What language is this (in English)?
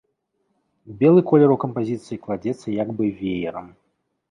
Belarusian